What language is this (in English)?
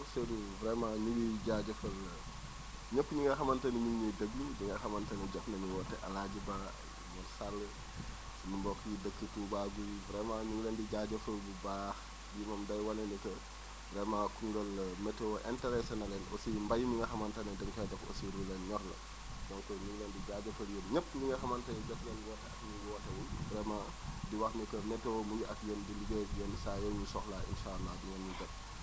Wolof